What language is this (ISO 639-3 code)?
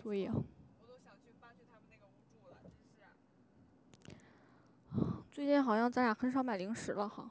zho